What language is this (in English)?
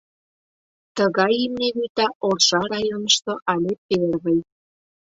Mari